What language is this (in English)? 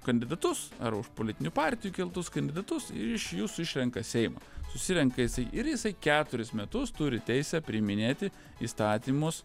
Lithuanian